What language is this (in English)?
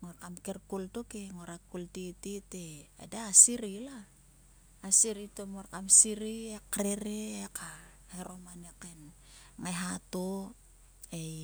Sulka